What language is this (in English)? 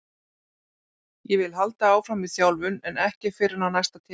Icelandic